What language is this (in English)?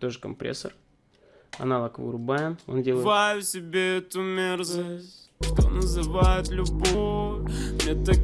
Russian